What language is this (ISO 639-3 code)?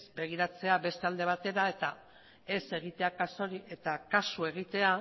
eus